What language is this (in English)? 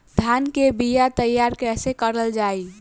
Bhojpuri